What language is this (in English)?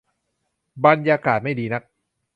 Thai